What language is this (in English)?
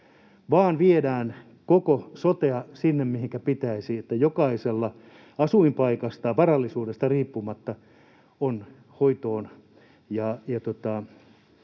Finnish